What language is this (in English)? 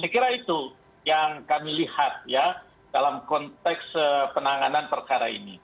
Indonesian